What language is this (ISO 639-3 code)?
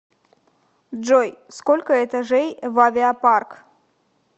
rus